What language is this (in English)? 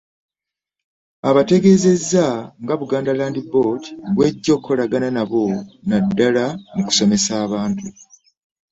Ganda